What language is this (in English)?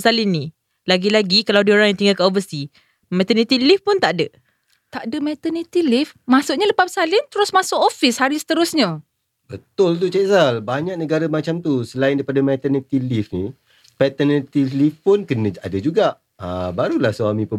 Malay